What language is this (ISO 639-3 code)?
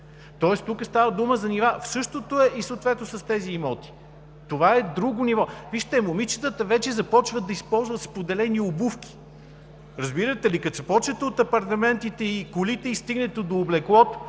bul